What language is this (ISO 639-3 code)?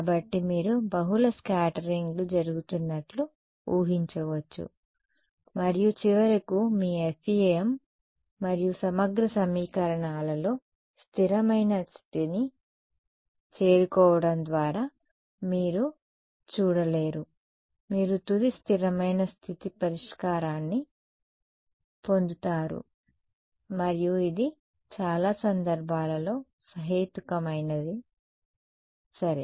tel